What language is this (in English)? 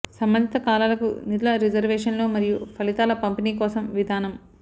Telugu